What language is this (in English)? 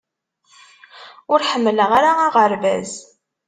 Kabyle